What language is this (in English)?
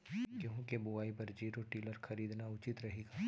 Chhattisgarhi